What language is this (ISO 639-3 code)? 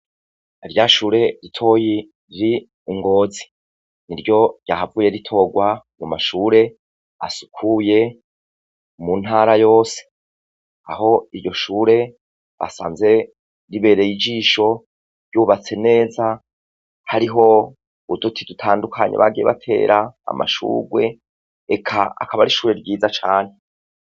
run